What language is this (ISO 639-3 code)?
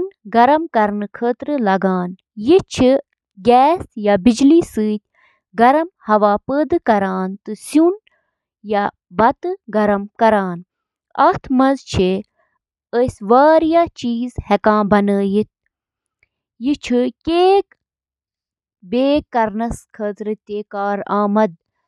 kas